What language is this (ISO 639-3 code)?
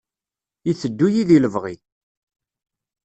kab